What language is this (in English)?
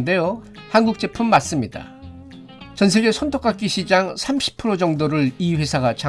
Korean